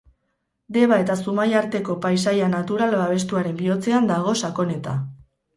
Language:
Basque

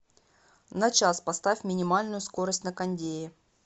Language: Russian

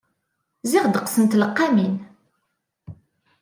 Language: Kabyle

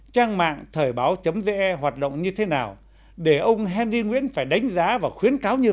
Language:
Vietnamese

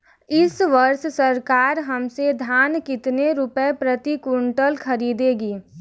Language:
Hindi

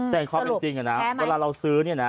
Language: Thai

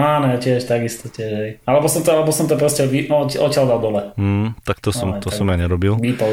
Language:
Slovak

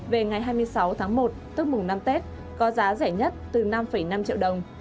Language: Vietnamese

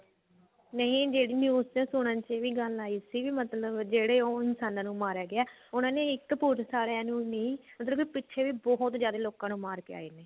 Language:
Punjabi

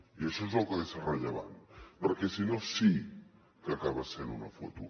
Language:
Catalan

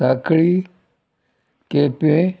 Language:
Konkani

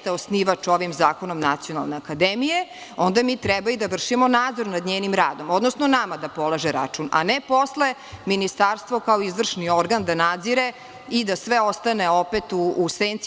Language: Serbian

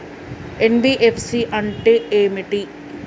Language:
Telugu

